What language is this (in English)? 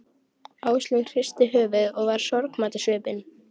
Icelandic